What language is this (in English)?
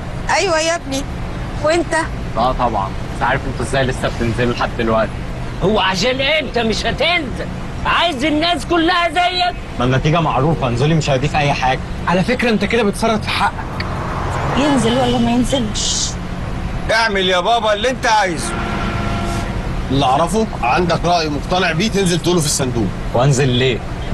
Arabic